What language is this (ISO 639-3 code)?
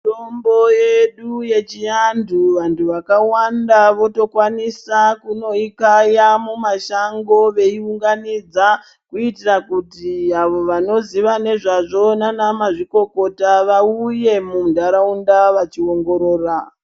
ndc